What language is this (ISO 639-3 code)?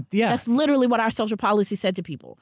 eng